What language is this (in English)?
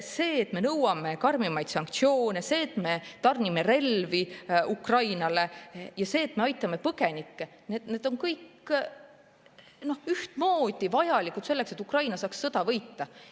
Estonian